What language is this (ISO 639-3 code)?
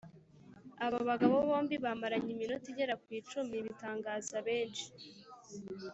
kin